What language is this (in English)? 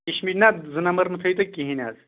Kashmiri